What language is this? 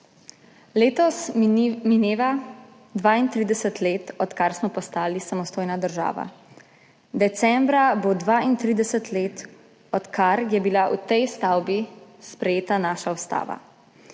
Slovenian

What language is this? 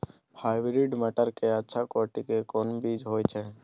Maithili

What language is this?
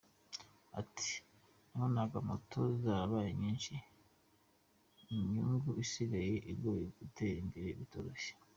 Kinyarwanda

